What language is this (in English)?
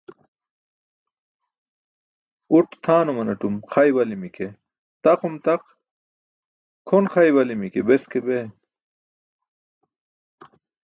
Burushaski